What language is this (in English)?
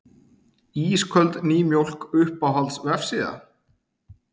Icelandic